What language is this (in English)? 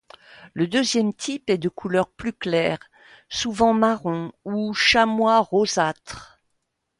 French